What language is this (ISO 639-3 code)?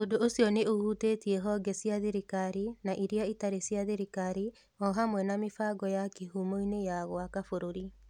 kik